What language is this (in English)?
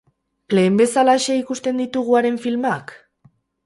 Basque